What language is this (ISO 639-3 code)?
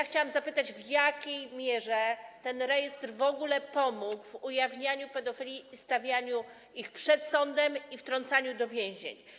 pol